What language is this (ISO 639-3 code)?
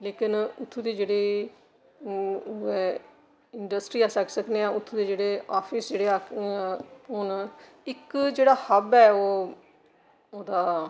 doi